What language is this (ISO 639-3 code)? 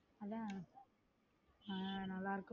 tam